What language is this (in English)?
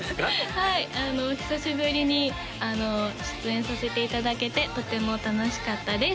Japanese